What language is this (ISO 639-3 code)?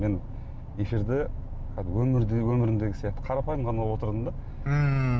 kaz